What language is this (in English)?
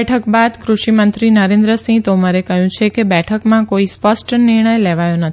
Gujarati